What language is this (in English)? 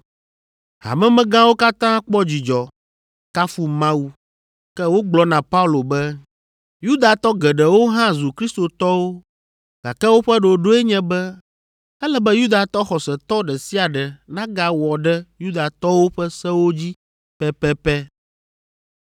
Ewe